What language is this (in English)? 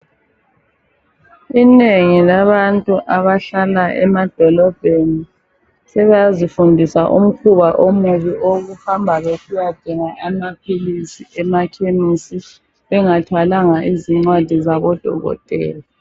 North Ndebele